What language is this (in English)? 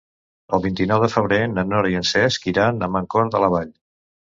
Catalan